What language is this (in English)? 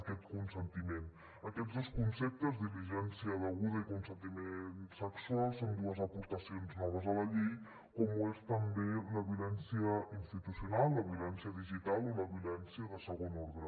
Catalan